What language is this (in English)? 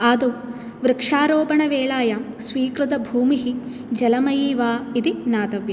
Sanskrit